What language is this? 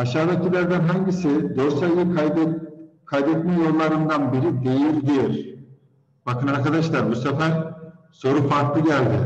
Turkish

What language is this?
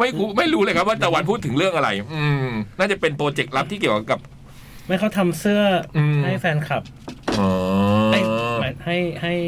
Thai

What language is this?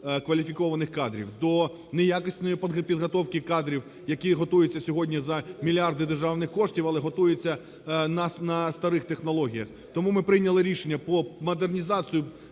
Ukrainian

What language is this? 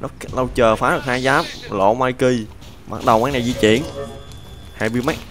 Vietnamese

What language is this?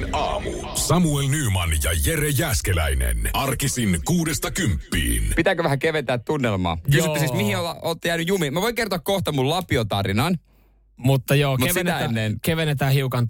Finnish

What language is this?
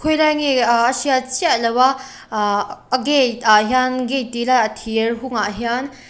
Mizo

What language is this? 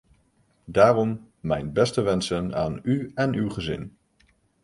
Dutch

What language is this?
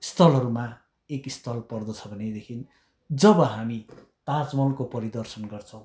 Nepali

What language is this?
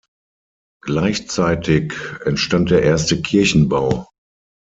German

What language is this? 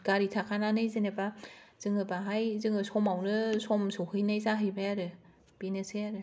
Bodo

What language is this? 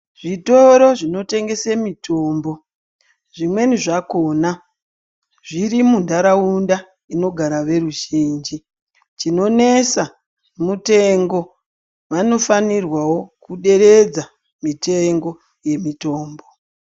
Ndau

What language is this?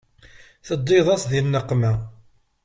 Kabyle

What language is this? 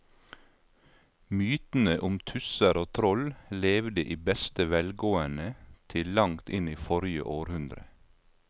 Norwegian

